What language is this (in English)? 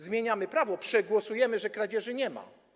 Polish